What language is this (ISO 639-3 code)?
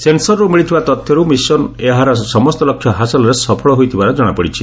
ori